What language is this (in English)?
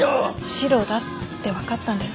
Japanese